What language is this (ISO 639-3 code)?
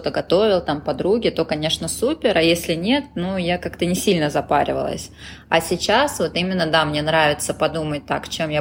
rus